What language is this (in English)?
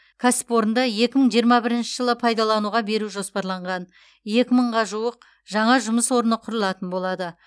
Kazakh